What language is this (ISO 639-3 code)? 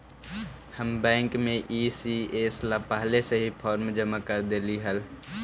mag